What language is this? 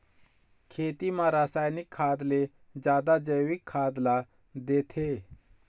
Chhattisgarhi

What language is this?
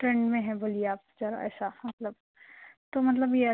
Urdu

